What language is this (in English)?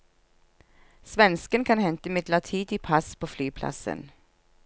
Norwegian